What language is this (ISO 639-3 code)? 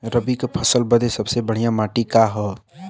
bho